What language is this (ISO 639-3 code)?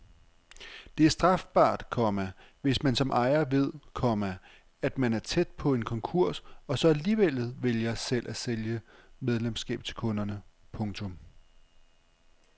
dan